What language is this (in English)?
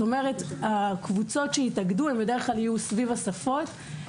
Hebrew